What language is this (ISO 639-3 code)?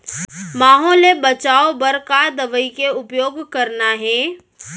hne